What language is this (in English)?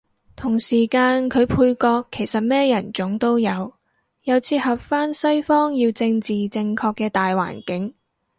Cantonese